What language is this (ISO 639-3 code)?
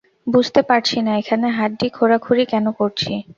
ben